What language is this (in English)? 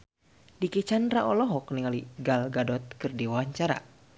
Sundanese